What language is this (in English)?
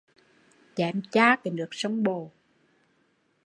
Vietnamese